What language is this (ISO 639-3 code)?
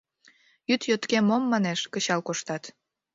chm